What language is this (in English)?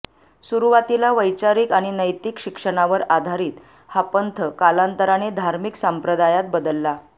Marathi